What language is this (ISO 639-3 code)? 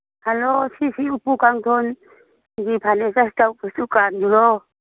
mni